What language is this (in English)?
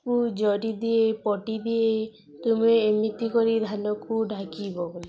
Odia